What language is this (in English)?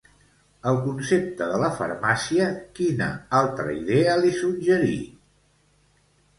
Catalan